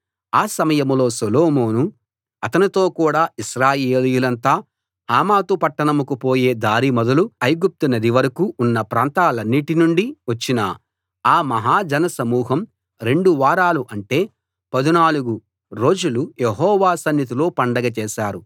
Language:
Telugu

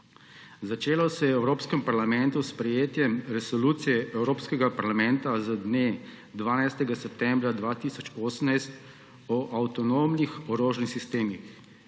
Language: Slovenian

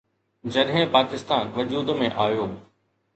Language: Sindhi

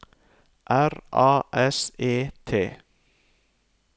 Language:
Norwegian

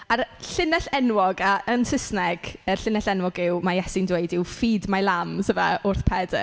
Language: Welsh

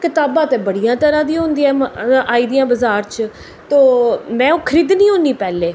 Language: Dogri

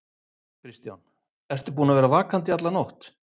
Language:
Icelandic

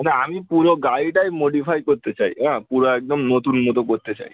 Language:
Bangla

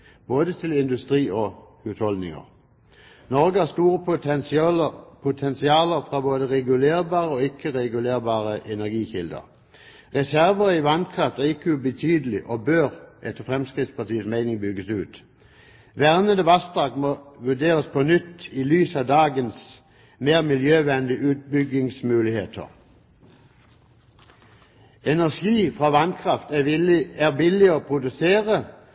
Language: Norwegian Bokmål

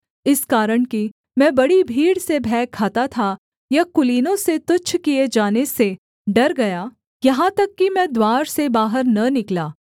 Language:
Hindi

